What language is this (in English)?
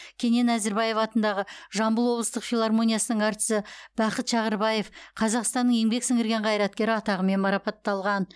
Kazakh